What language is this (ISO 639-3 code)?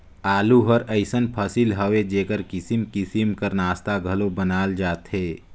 hne